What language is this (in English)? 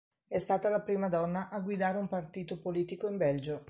Italian